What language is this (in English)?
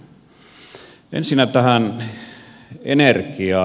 Finnish